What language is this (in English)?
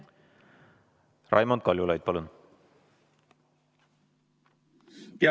Estonian